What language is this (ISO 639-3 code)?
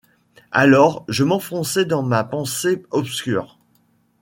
fra